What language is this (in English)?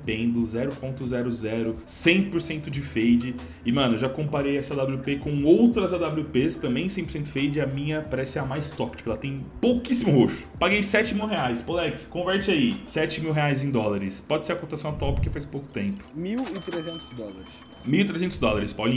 Portuguese